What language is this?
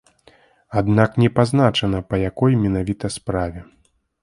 Belarusian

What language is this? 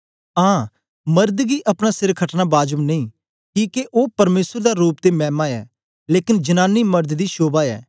Dogri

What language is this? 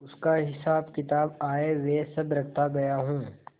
Hindi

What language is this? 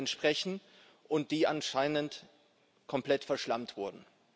German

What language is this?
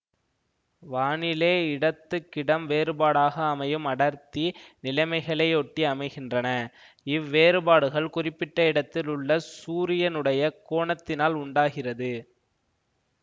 Tamil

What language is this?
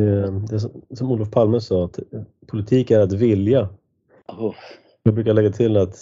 Swedish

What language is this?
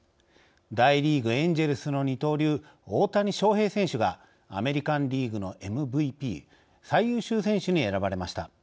Japanese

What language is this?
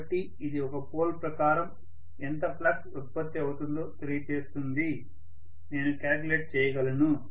Telugu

